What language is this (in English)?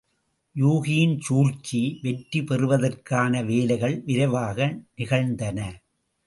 Tamil